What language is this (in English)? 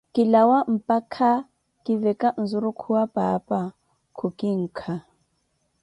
Koti